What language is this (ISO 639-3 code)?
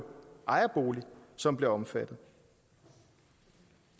dan